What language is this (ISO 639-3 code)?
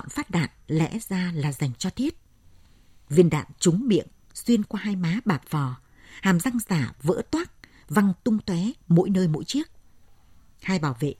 vie